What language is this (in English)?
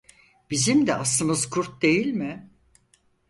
Turkish